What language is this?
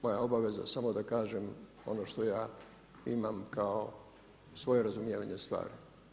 Croatian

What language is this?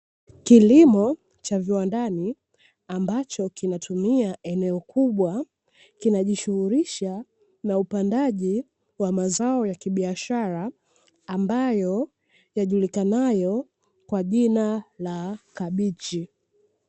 Swahili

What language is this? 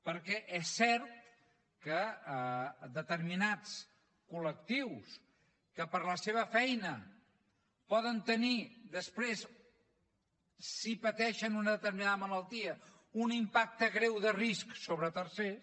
Catalan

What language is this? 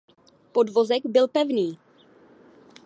Czech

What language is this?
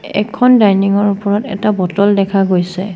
Assamese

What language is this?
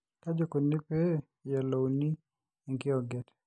Masai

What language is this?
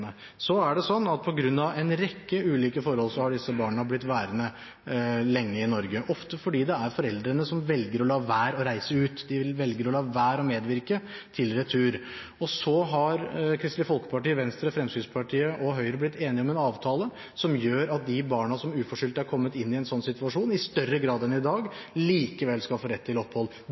Norwegian Bokmål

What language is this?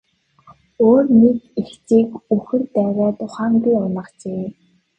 Mongolian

